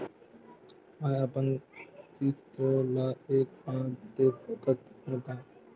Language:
Chhattisgarhi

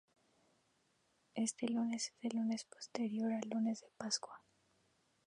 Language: Spanish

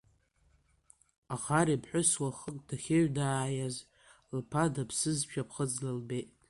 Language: Abkhazian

